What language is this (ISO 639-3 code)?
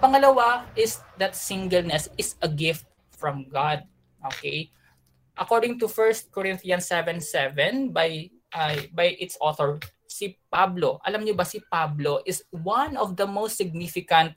fil